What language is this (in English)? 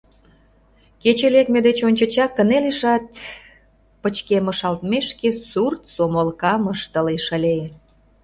Mari